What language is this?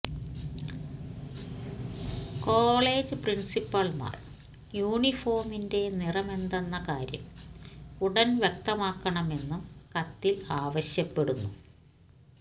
Malayalam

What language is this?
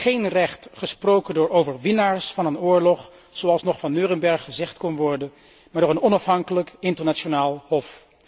Dutch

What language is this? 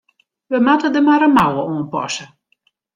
Western Frisian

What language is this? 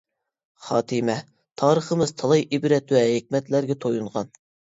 Uyghur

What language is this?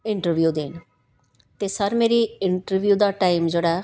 Punjabi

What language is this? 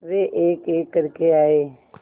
Hindi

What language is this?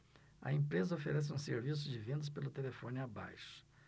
Portuguese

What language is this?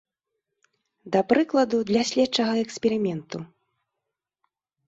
Belarusian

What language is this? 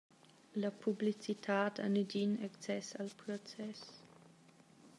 Romansh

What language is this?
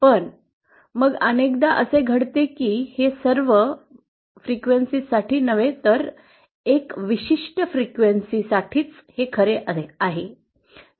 Marathi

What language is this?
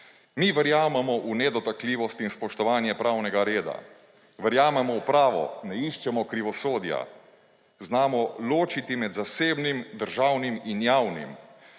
Slovenian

